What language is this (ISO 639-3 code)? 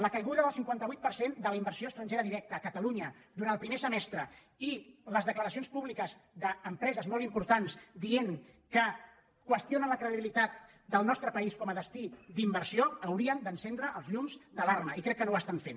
cat